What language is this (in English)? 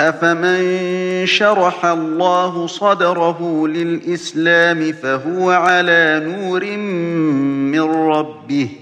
Arabic